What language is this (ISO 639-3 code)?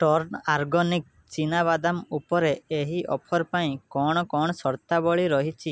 ori